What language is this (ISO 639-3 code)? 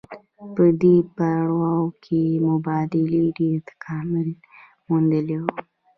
pus